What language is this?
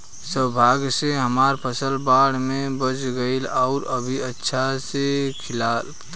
Bhojpuri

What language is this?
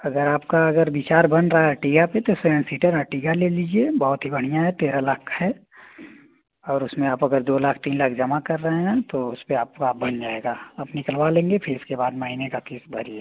Hindi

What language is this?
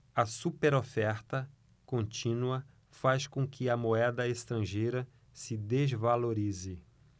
Portuguese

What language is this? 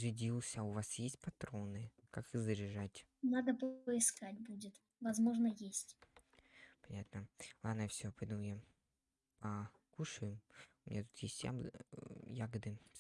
Russian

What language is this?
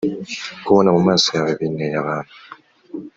Kinyarwanda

